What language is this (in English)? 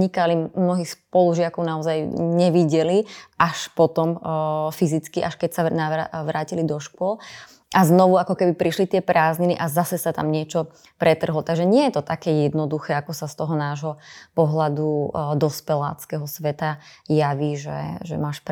Slovak